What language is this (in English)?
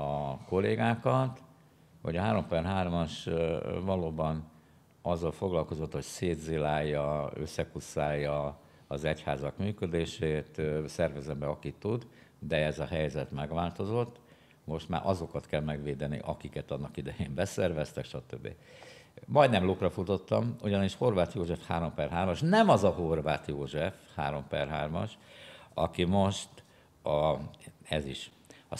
Hungarian